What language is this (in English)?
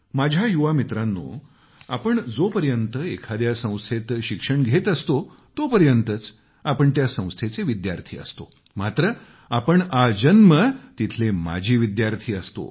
Marathi